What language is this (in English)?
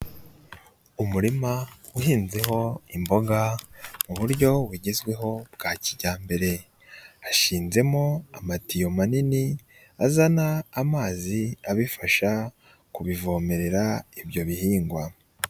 Kinyarwanda